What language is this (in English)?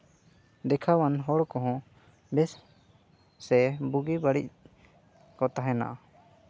Santali